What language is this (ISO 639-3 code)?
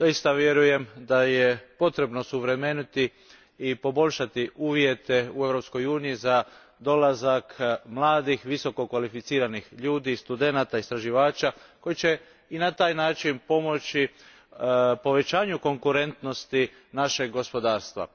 hrv